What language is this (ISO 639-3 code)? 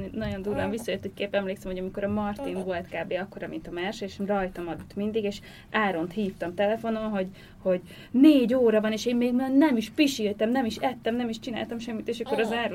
hun